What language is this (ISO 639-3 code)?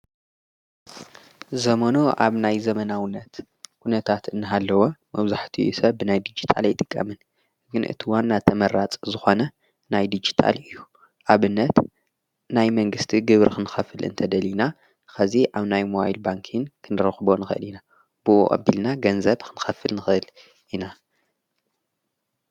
tir